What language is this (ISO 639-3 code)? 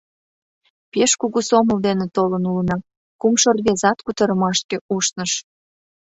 chm